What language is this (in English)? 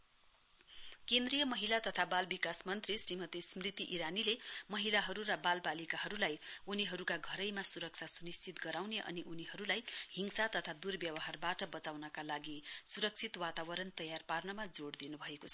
Nepali